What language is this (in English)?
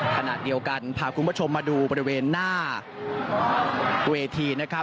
Thai